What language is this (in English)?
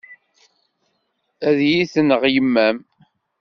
Kabyle